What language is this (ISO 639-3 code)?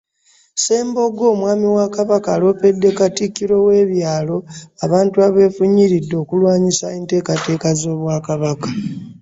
lug